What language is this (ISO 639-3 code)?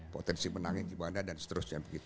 ind